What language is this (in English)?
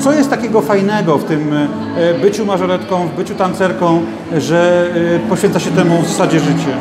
Polish